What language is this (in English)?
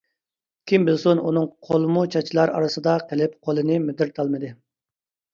Uyghur